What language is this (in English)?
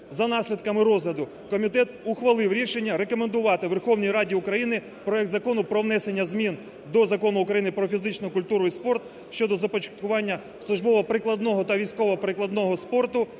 Ukrainian